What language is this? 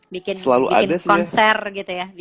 Indonesian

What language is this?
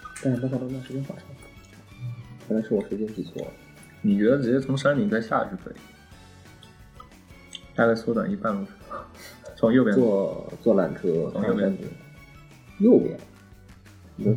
Chinese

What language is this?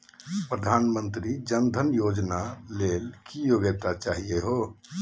Magahi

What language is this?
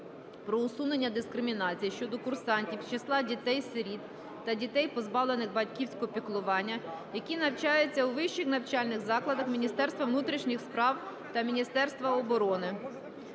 Ukrainian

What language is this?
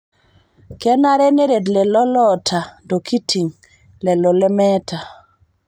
Masai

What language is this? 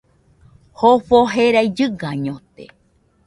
Nüpode Huitoto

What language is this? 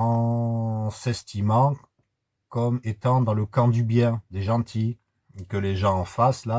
French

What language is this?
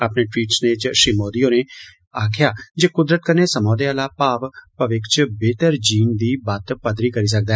Dogri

